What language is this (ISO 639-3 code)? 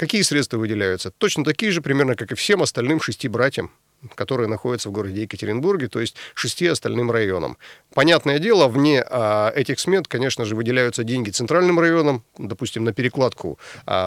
rus